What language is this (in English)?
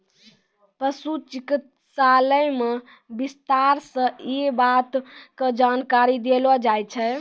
Maithili